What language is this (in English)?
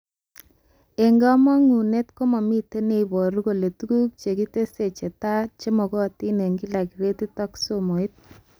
Kalenjin